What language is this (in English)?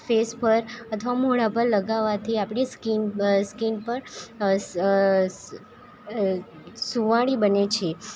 Gujarati